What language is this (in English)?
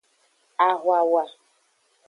Aja (Benin)